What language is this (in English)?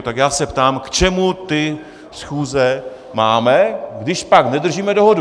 Czech